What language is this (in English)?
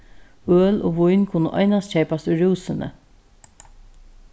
Faroese